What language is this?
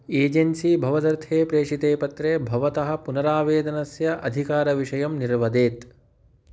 Sanskrit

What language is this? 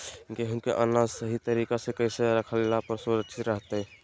Magahi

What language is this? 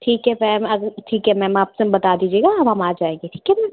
Hindi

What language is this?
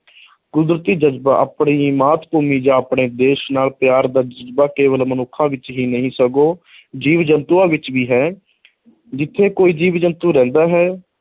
Punjabi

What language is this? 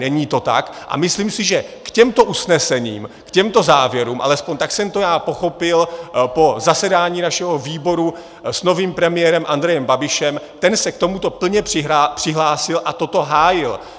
Czech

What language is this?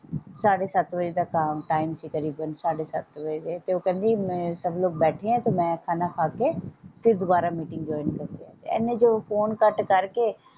Punjabi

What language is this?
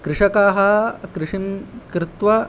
Sanskrit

